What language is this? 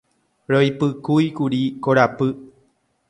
Guarani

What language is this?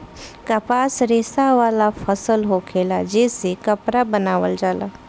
Bhojpuri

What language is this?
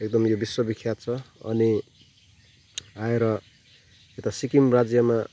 Nepali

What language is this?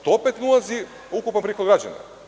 Serbian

